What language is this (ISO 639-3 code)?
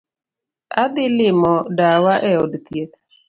luo